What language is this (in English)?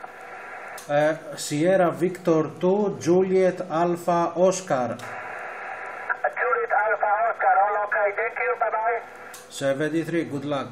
Greek